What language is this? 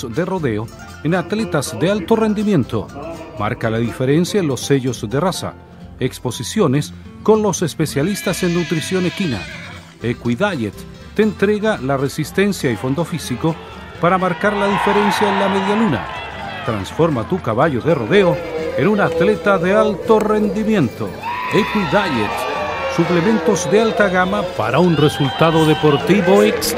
Spanish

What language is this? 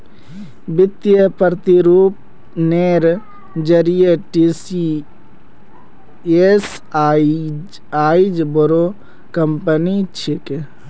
Magahi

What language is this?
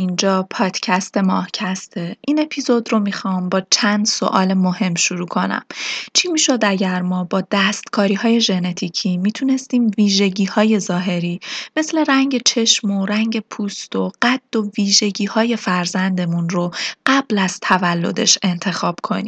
Persian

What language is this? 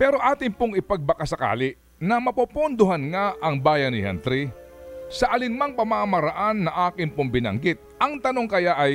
Filipino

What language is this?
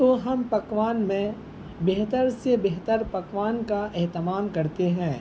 Urdu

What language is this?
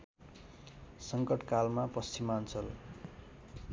Nepali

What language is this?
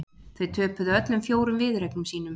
Icelandic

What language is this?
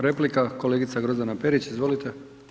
Croatian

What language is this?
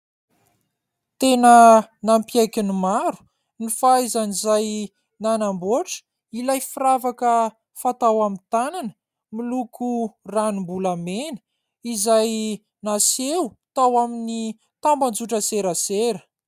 Malagasy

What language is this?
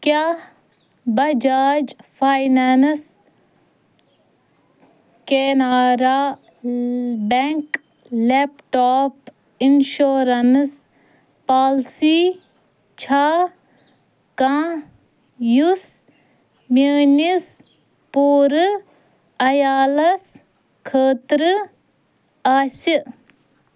Kashmiri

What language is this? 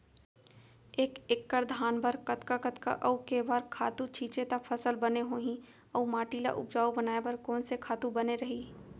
Chhattisgarhi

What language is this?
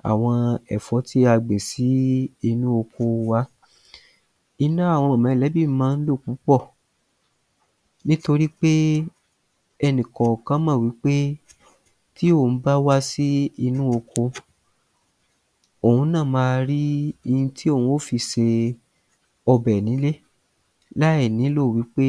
Yoruba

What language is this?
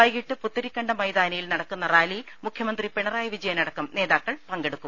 Malayalam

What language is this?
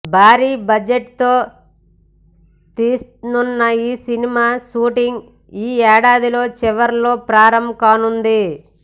Telugu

